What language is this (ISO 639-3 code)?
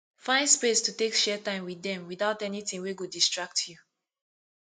pcm